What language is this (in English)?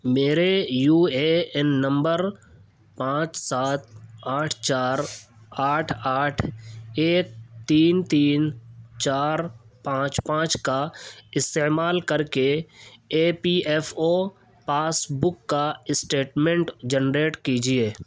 Urdu